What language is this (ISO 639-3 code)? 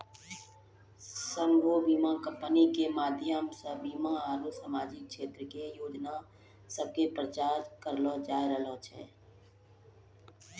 mai